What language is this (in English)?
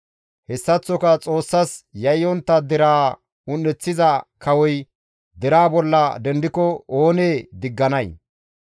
Gamo